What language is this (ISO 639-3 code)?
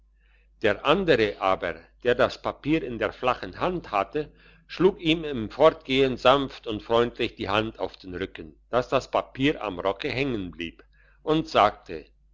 deu